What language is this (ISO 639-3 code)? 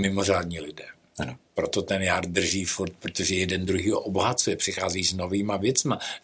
ces